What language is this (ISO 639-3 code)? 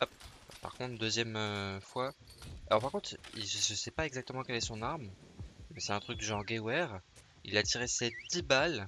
fra